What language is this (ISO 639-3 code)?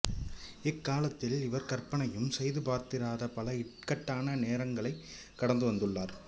tam